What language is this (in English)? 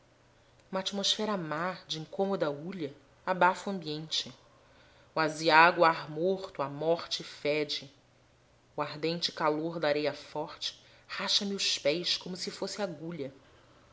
Portuguese